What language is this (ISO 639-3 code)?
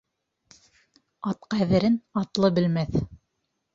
bak